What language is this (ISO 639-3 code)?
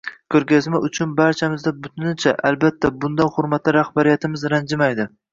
uzb